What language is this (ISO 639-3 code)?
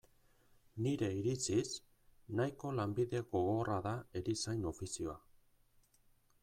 eus